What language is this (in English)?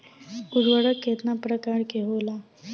Bhojpuri